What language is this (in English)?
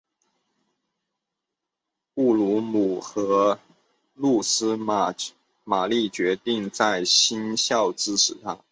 Chinese